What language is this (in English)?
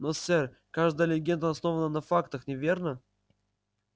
Russian